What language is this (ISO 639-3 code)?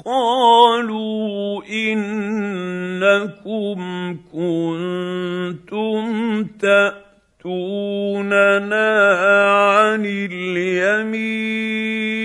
ara